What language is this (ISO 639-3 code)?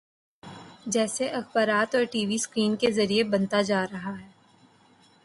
urd